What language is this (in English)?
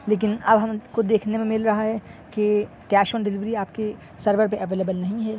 Urdu